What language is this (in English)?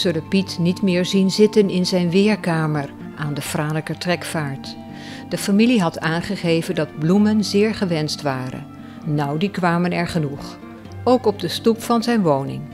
Dutch